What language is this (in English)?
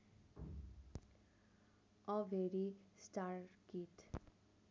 Nepali